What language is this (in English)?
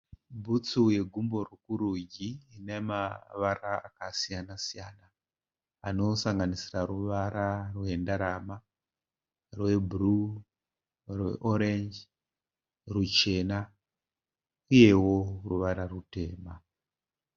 Shona